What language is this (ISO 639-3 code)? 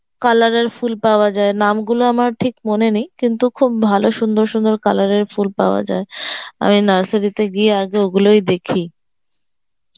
ben